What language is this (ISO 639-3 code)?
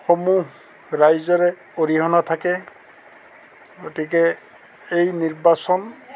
asm